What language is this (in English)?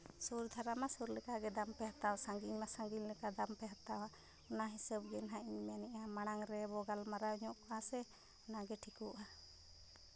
Santali